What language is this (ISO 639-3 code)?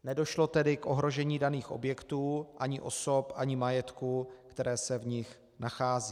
ces